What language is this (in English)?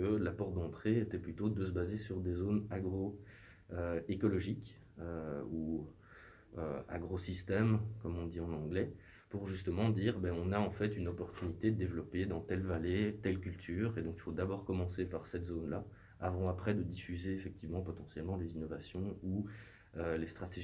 French